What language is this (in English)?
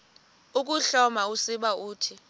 Xhosa